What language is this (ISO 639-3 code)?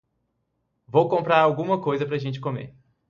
por